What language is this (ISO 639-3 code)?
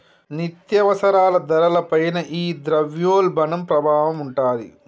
tel